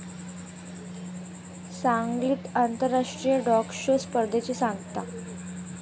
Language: Marathi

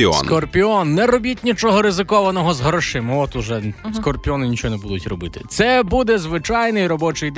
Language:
Ukrainian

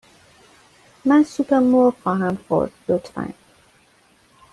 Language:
Persian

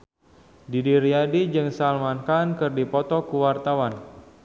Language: Sundanese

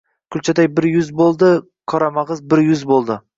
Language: Uzbek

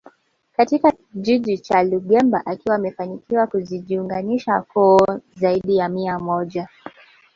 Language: Swahili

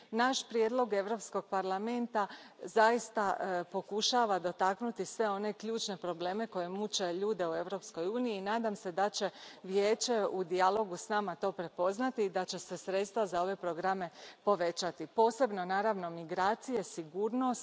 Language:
Croatian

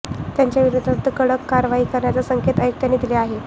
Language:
Marathi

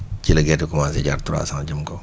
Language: Wolof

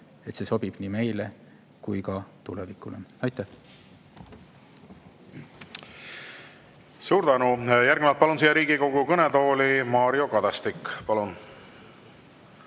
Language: Estonian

